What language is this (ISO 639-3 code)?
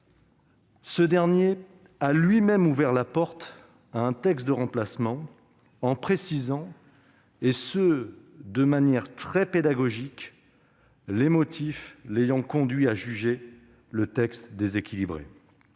fra